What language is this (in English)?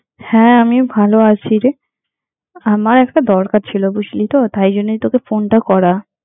Bangla